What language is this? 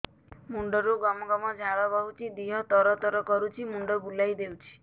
Odia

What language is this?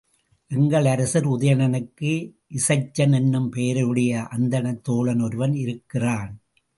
Tamil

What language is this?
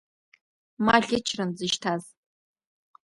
Abkhazian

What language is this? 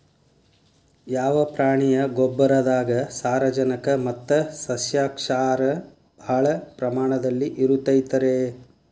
Kannada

